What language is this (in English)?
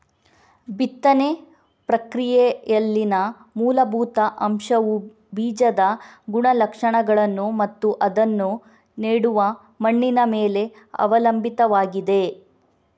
Kannada